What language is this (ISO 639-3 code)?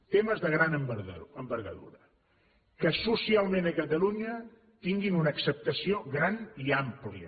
cat